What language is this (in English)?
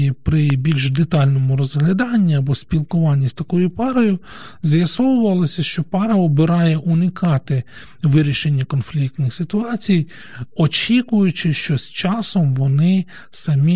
Ukrainian